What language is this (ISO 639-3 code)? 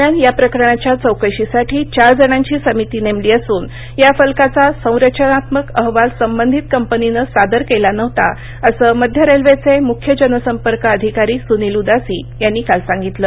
mar